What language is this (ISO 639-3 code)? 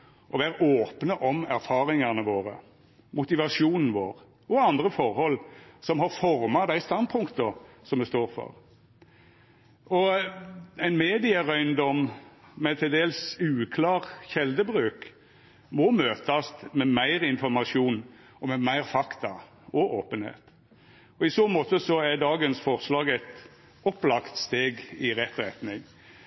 nno